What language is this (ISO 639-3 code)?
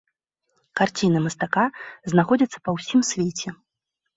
bel